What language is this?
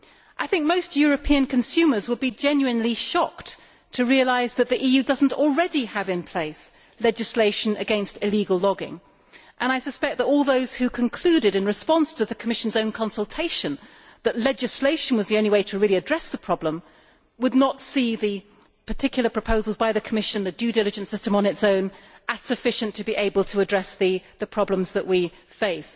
English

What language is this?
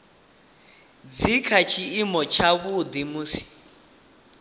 Venda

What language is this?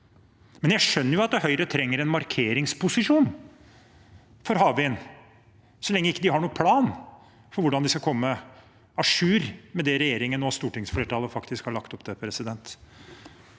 Norwegian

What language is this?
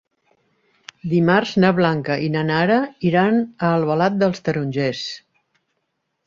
Catalan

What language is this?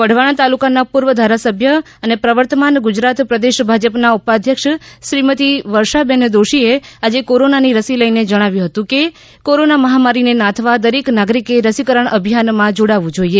Gujarati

